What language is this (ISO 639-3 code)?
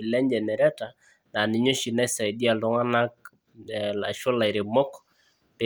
mas